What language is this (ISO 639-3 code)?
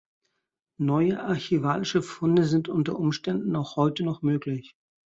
deu